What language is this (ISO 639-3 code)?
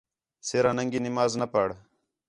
xhe